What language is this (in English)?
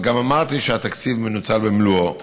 Hebrew